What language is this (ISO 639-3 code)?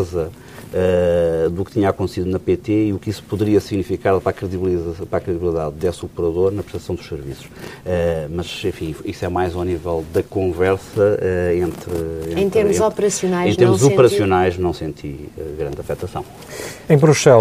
por